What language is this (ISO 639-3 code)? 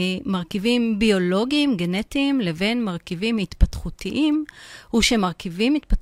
heb